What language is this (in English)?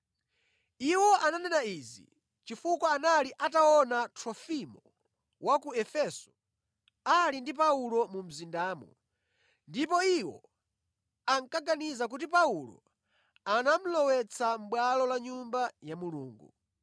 Nyanja